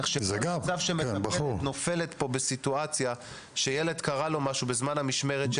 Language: Hebrew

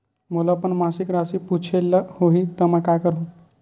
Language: Chhattisgarhi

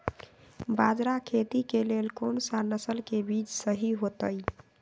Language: Magahi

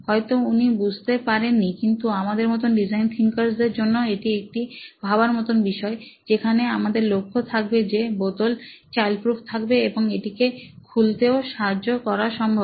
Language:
Bangla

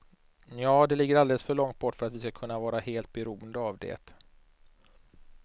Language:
Swedish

